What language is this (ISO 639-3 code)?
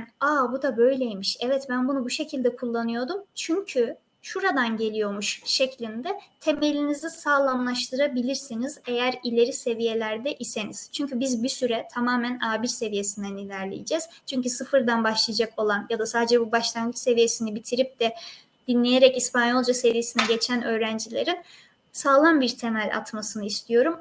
tur